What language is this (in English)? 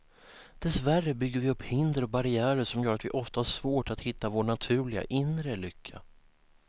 Swedish